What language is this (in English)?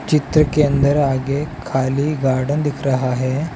Hindi